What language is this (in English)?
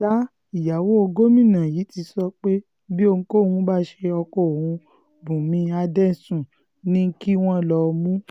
Yoruba